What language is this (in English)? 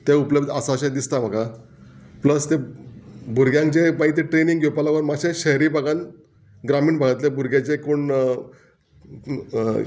Konkani